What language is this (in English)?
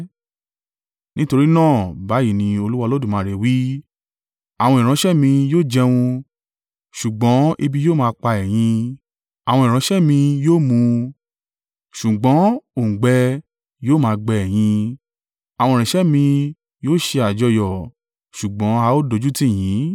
Yoruba